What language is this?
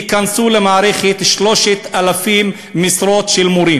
Hebrew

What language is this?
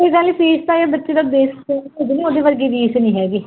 Punjabi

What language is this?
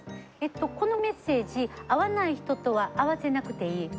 Japanese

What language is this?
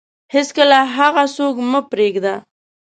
Pashto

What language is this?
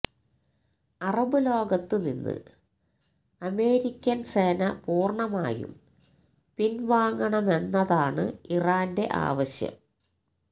Malayalam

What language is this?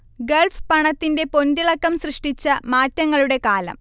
Malayalam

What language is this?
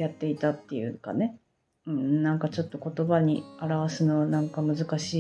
Japanese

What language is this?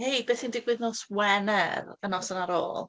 Welsh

